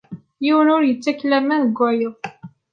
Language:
Kabyle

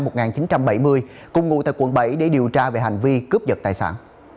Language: Vietnamese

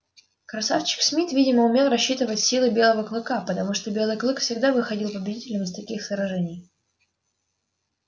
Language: Russian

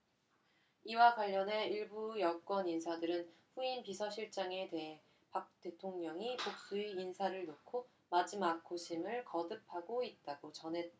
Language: Korean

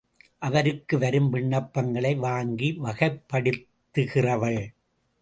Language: Tamil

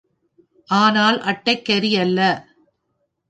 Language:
Tamil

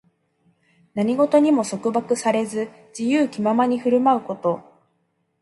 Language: Japanese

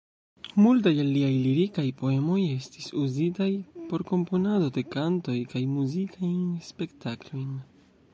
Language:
Esperanto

